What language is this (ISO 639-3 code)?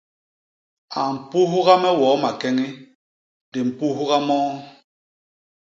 bas